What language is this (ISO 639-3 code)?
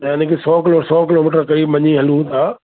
snd